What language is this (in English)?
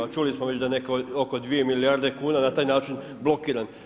Croatian